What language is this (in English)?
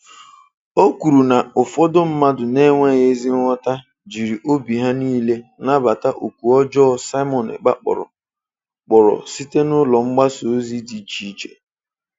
Igbo